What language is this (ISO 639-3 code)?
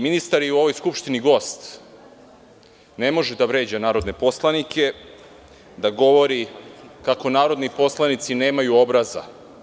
srp